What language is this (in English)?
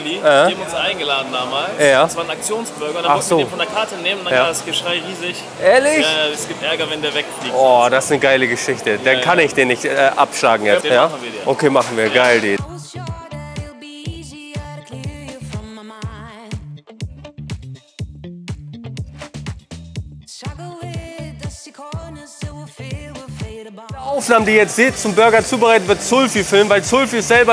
German